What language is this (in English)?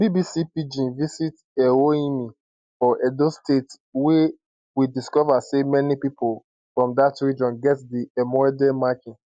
Nigerian Pidgin